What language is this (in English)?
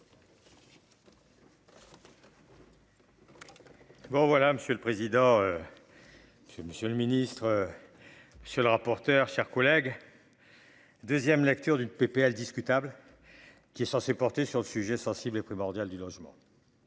French